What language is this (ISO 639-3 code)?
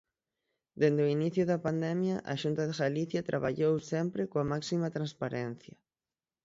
glg